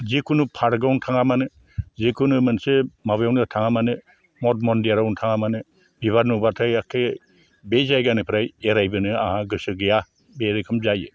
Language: Bodo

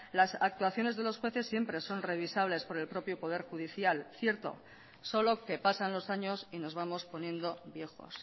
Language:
Spanish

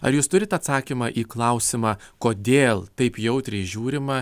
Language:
Lithuanian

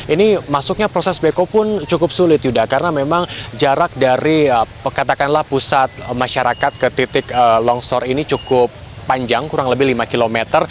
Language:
Indonesian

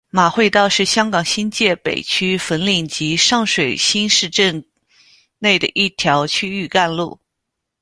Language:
Chinese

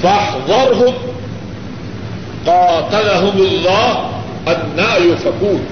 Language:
Urdu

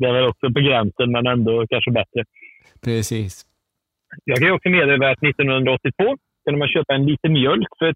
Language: Swedish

